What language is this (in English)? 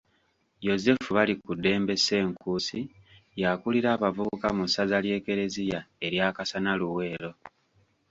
Ganda